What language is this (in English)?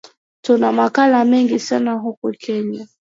Swahili